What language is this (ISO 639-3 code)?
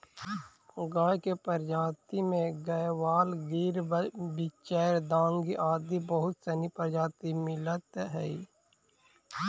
mag